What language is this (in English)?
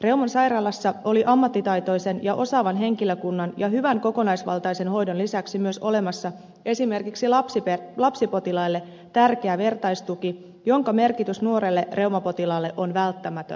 Finnish